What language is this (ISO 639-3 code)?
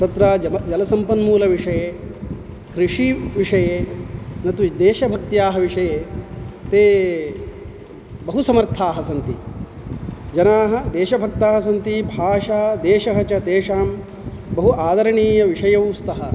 san